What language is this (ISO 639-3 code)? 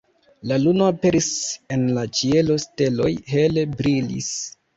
epo